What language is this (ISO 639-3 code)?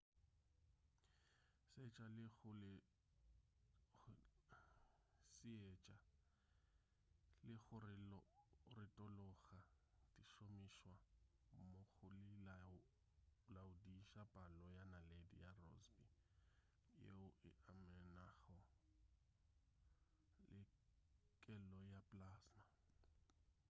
nso